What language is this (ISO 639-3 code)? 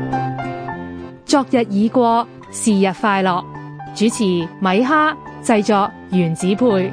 zho